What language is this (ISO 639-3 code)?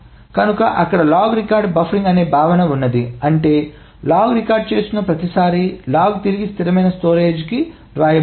tel